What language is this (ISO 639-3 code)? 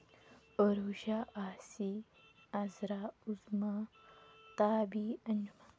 kas